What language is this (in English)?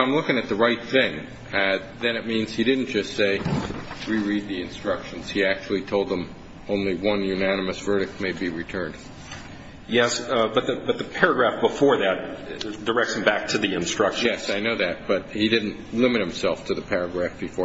English